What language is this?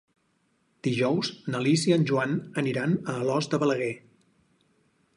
Catalan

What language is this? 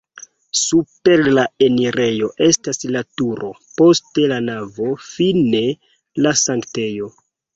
Esperanto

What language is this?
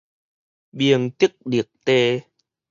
Min Nan Chinese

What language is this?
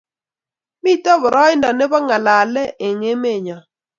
Kalenjin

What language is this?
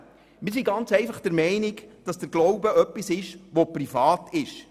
Swiss German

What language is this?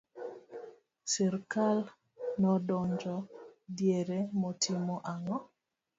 Luo (Kenya and Tanzania)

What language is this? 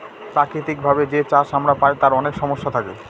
Bangla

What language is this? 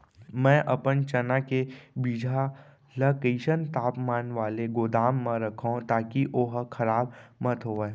Chhattisgarhi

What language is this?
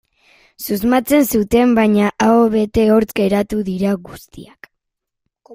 Basque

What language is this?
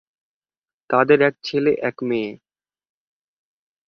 Bangla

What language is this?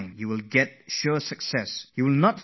English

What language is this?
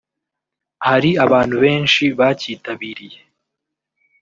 Kinyarwanda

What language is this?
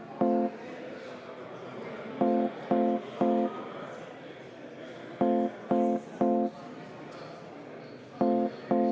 Estonian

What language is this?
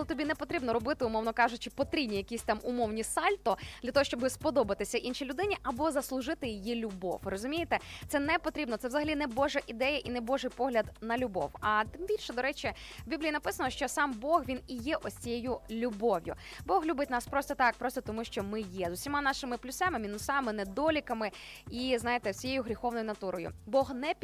Ukrainian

